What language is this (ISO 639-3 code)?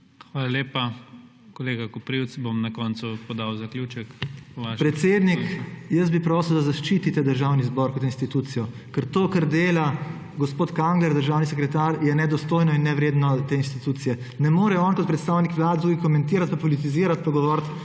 slv